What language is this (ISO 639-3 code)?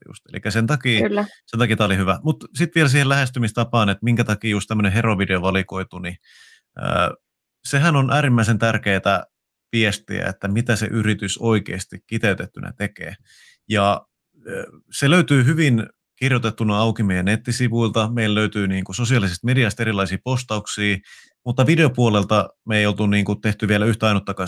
fin